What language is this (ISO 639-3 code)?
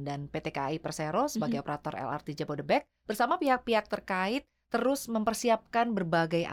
ind